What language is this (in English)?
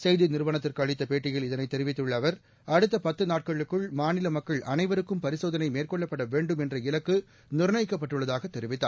Tamil